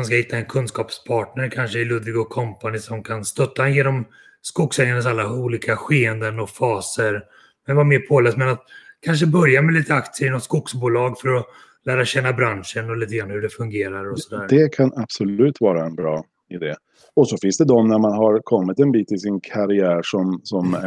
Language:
Swedish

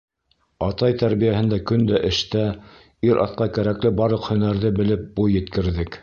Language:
Bashkir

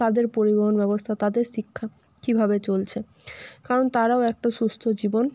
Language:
Bangla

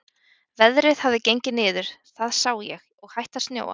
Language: Icelandic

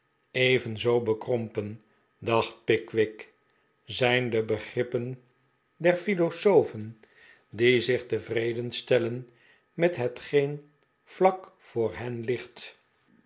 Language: Dutch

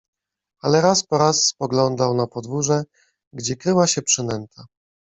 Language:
Polish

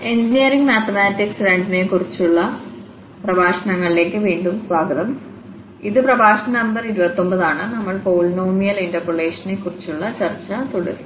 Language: Malayalam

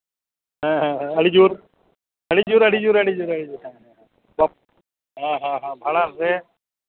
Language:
Santali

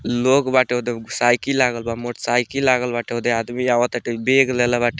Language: Bhojpuri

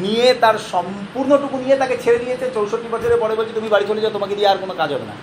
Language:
Bangla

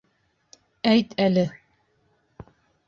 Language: Bashkir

